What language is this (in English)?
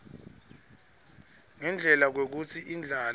Swati